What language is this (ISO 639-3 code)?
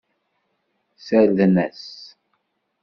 kab